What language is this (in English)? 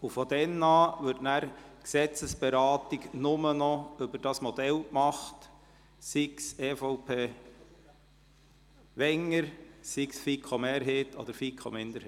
Swiss German